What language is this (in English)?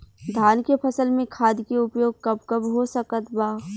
Bhojpuri